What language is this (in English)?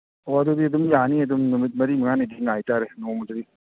Manipuri